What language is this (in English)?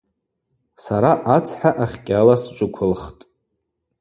Abaza